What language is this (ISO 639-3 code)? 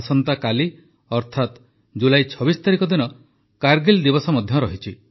ori